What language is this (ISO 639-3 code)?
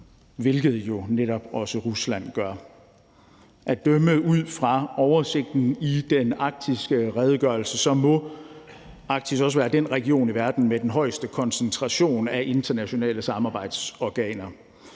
dan